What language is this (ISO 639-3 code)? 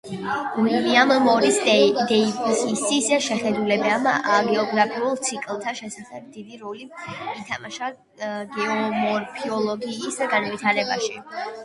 kat